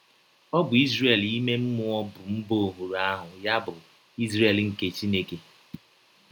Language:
Igbo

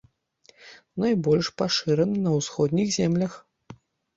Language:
Belarusian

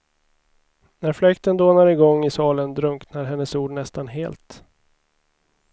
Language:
Swedish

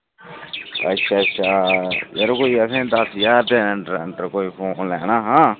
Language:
Dogri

